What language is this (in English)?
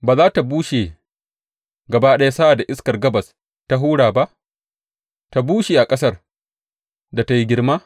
Hausa